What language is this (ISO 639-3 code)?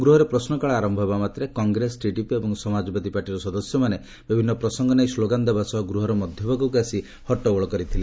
ori